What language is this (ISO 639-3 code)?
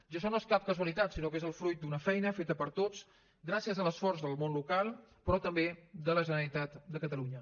cat